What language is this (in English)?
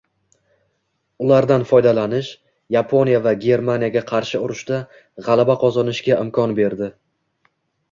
Uzbek